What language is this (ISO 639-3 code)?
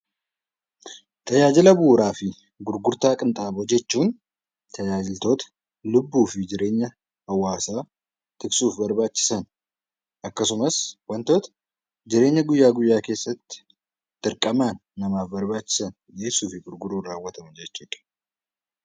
orm